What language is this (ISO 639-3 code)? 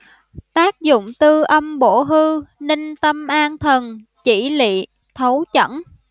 vie